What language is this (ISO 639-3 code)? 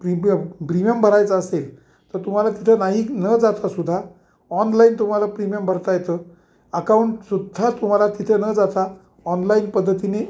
mar